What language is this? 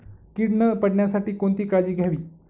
Marathi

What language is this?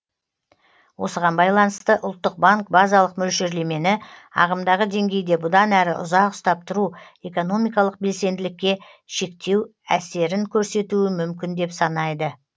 Kazakh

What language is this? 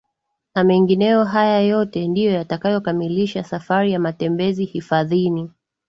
Swahili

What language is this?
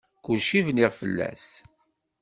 Kabyle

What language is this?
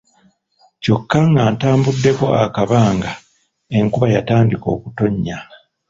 Ganda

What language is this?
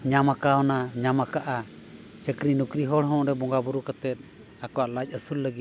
Santali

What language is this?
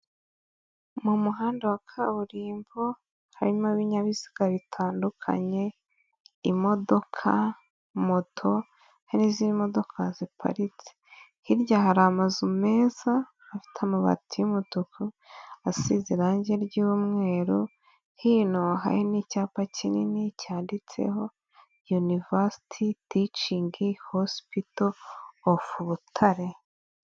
Kinyarwanda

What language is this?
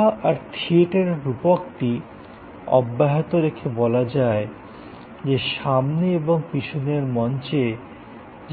Bangla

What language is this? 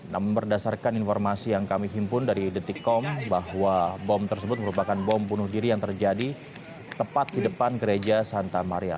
Indonesian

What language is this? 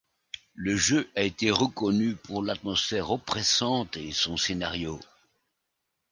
French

